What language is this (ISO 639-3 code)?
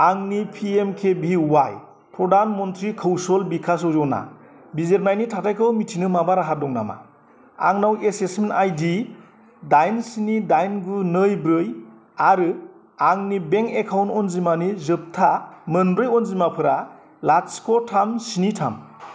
brx